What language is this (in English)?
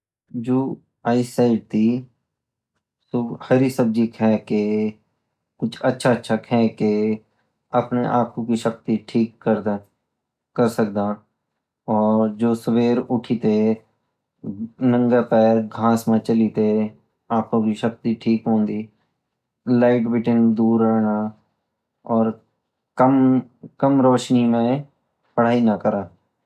Garhwali